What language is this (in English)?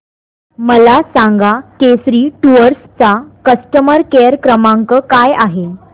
Marathi